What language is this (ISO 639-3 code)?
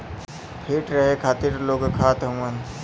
bho